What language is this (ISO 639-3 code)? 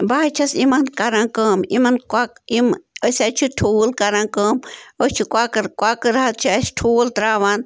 kas